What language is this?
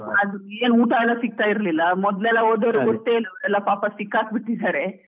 Kannada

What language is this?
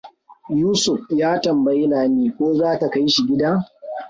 Hausa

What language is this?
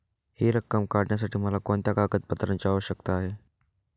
Marathi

